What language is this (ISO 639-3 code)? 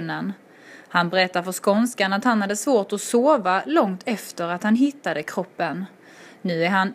swe